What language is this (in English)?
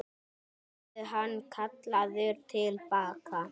Icelandic